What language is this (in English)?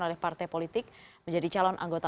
Indonesian